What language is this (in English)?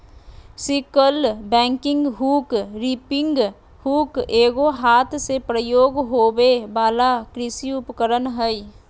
Magahi